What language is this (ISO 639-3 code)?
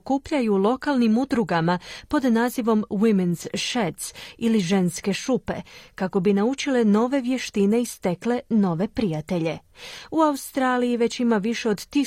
hrv